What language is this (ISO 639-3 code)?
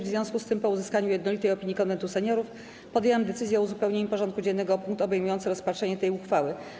pol